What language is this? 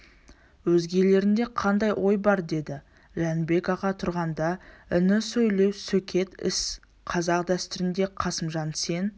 Kazakh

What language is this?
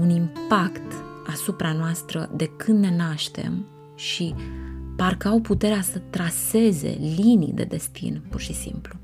Romanian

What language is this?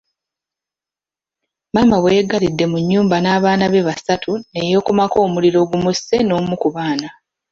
Ganda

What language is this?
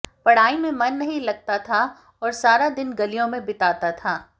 Hindi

